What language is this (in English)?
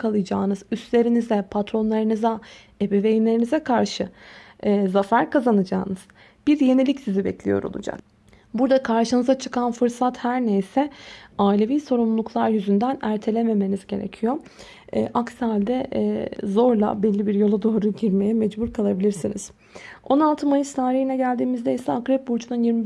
Turkish